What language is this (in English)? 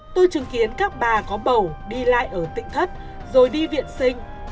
Vietnamese